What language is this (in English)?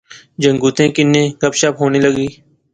Pahari-Potwari